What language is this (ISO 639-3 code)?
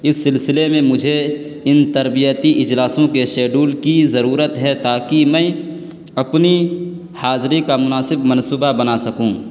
urd